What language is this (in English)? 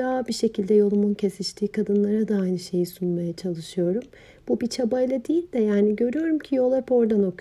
Turkish